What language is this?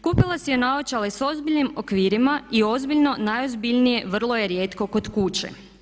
Croatian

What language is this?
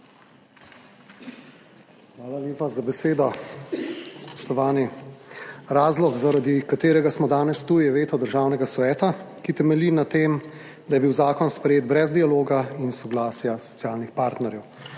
Slovenian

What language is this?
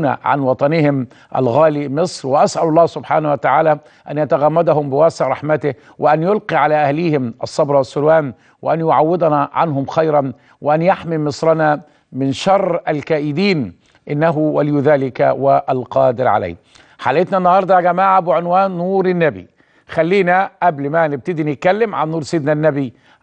Arabic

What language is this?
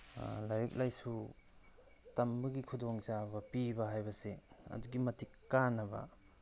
Manipuri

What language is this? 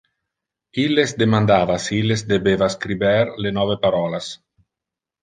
Interlingua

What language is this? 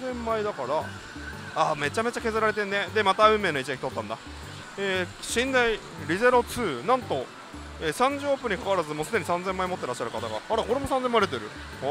Japanese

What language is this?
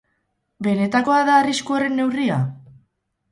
Basque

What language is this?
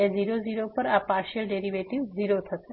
Gujarati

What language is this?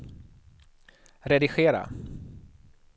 Swedish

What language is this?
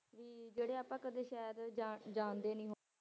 Punjabi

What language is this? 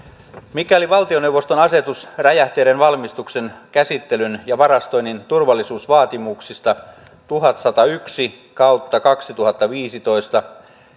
Finnish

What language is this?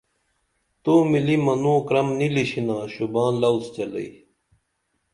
Dameli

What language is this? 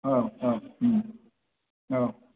Bodo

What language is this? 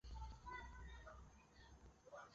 Chinese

